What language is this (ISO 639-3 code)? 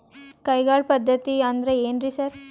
kan